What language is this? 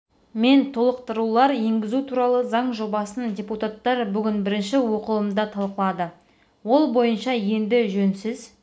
Kazakh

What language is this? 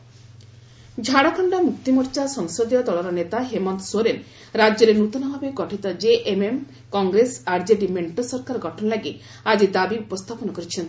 Odia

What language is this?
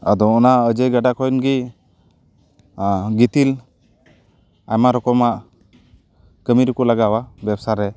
Santali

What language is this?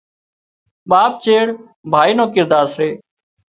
Wadiyara Koli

